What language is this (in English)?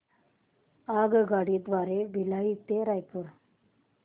Marathi